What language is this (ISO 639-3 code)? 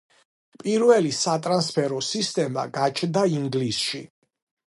kat